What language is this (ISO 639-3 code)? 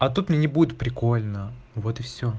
rus